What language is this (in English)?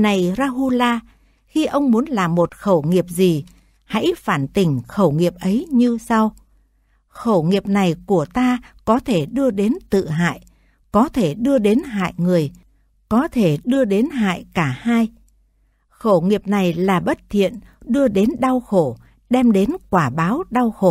Vietnamese